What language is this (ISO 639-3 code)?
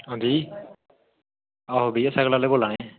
doi